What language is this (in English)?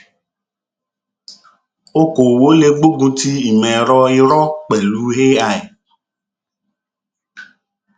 Yoruba